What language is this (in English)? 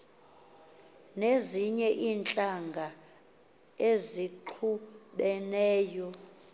Xhosa